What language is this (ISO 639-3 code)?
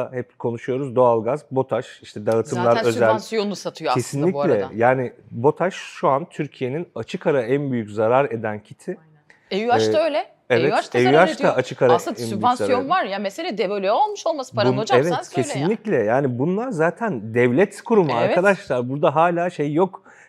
tur